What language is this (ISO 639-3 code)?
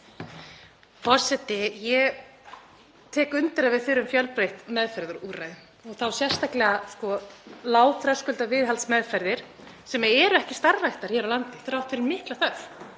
isl